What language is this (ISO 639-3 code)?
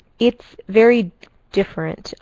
eng